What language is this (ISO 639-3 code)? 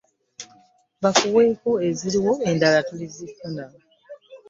lug